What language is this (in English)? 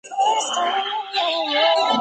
Chinese